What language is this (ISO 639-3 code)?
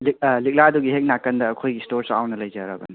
mni